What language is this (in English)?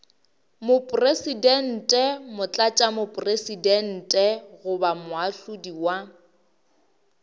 Northern Sotho